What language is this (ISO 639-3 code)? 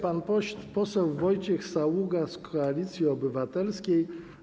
pol